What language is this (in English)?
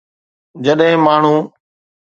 Sindhi